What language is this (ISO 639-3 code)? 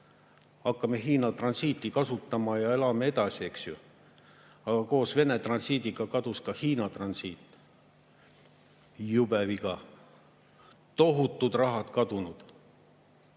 est